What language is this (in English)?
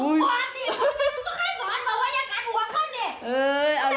Thai